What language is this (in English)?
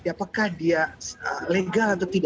Indonesian